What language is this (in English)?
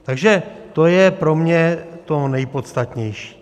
Czech